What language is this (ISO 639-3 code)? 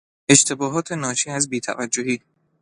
fas